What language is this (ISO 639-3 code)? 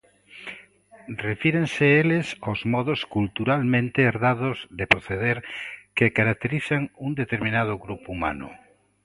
glg